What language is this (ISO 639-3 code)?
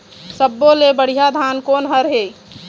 hne